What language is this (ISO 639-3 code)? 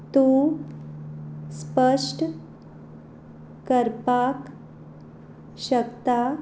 kok